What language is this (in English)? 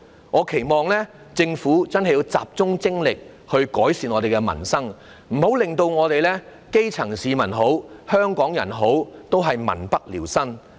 Cantonese